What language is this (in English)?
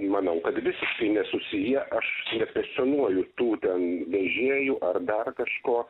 Lithuanian